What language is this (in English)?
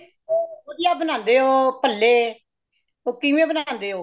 Punjabi